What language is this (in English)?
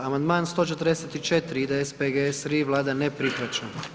Croatian